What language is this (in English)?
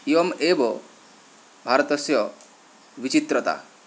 Sanskrit